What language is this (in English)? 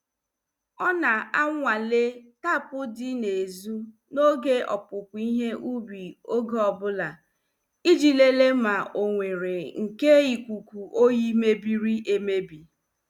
Igbo